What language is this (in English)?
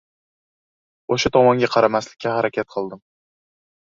Uzbek